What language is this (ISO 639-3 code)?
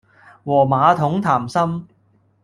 yue